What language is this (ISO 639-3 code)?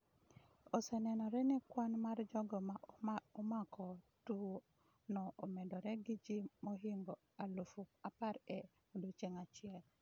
luo